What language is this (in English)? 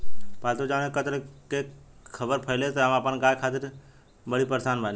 Bhojpuri